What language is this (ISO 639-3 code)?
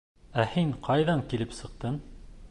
bak